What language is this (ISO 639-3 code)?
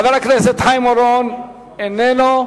heb